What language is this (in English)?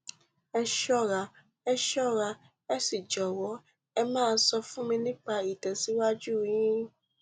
Yoruba